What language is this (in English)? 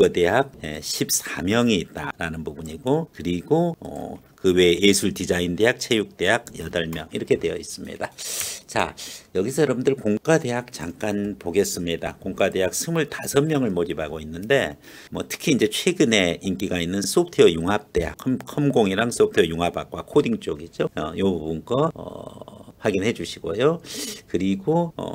Korean